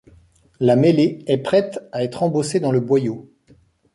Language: French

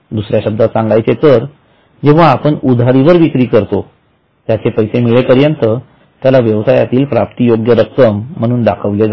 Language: Marathi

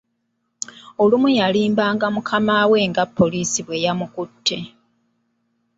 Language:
Ganda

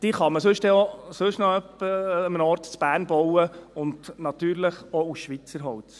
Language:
Swiss German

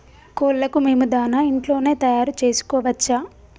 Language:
Telugu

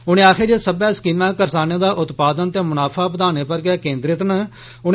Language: Dogri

